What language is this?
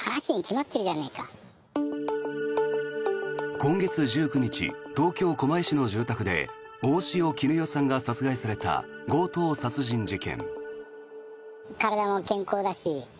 Japanese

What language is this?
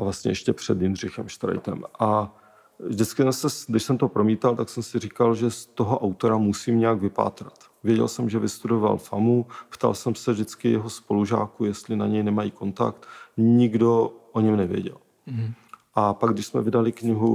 Czech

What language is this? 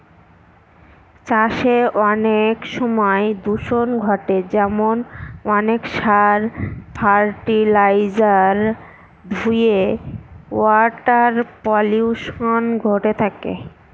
Bangla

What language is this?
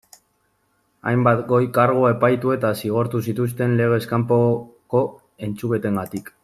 Basque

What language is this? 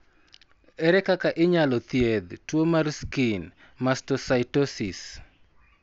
Luo (Kenya and Tanzania)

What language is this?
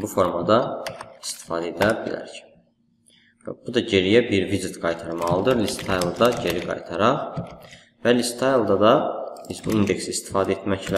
Turkish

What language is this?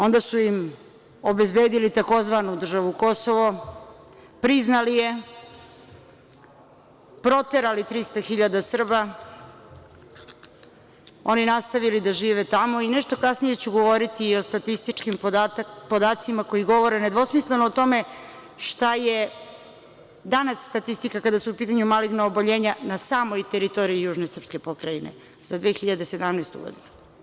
Serbian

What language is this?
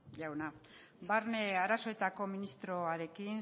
Basque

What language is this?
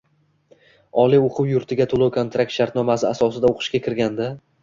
Uzbek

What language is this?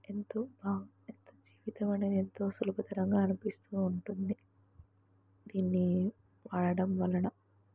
Telugu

